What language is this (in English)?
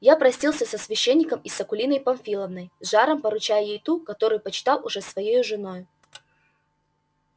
Russian